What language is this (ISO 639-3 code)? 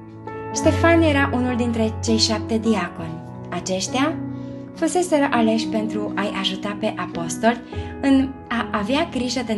ron